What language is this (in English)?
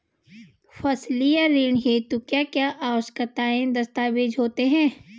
Hindi